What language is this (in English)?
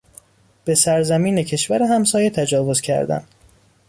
Persian